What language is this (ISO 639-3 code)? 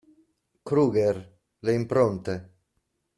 ita